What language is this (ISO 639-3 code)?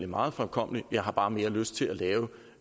dan